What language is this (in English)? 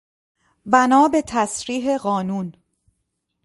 Persian